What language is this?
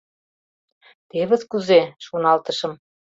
Mari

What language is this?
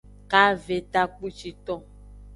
Aja (Benin)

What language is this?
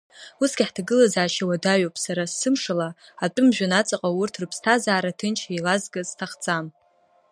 Abkhazian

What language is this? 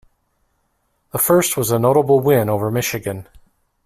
English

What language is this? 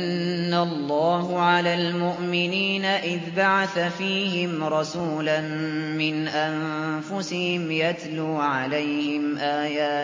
Arabic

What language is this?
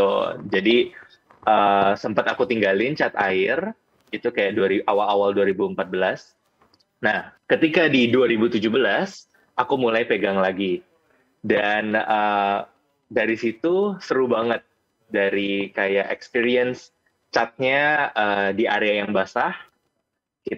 Indonesian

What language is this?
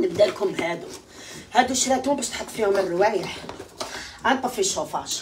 Arabic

